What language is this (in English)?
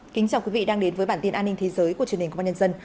Vietnamese